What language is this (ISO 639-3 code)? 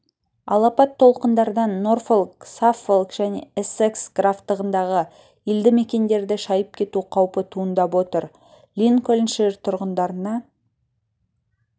kaz